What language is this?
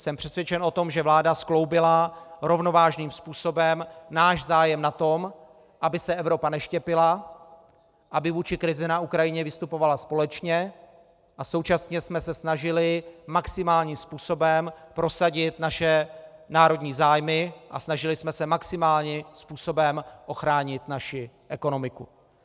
Czech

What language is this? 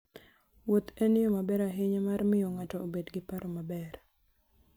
Luo (Kenya and Tanzania)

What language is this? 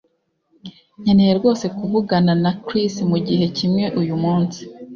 Kinyarwanda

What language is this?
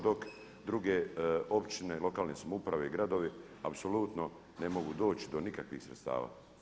Croatian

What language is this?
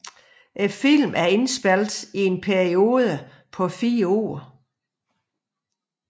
Danish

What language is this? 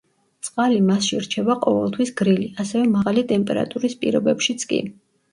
Georgian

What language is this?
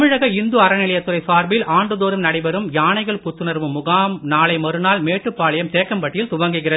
Tamil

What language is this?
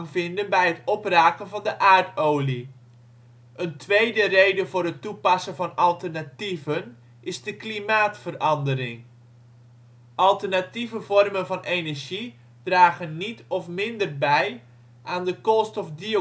Dutch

